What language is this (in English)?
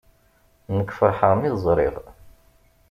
Kabyle